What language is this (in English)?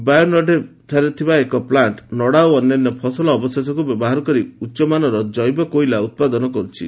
Odia